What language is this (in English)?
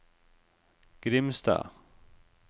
Norwegian